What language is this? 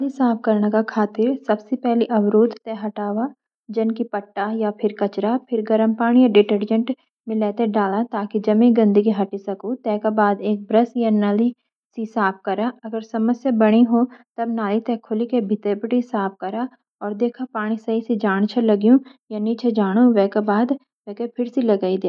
Garhwali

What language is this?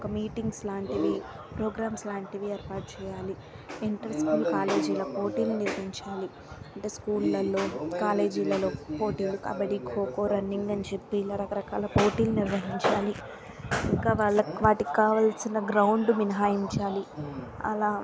Telugu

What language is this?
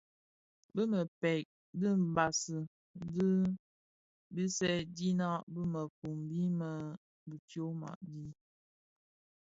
Bafia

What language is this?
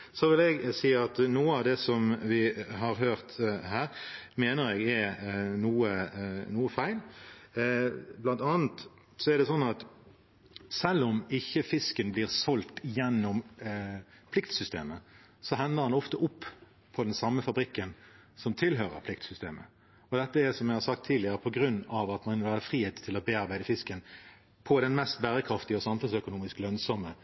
Norwegian Bokmål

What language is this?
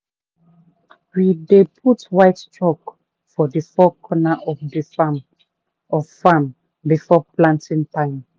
Nigerian Pidgin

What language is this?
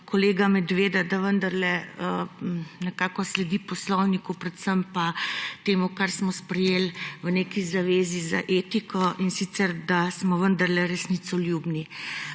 Slovenian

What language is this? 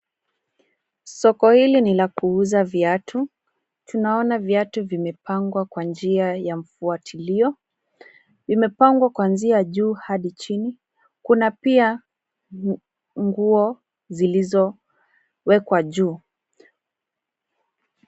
Swahili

